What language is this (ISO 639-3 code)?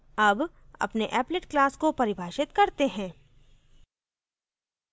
hin